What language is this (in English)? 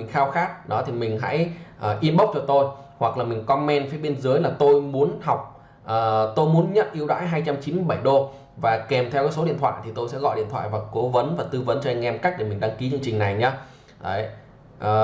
Vietnamese